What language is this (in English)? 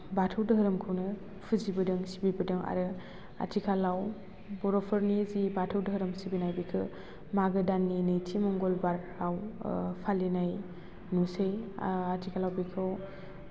Bodo